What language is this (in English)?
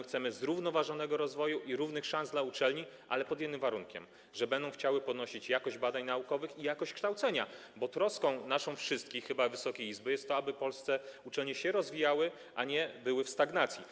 Polish